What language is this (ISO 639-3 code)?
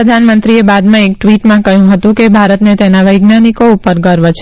guj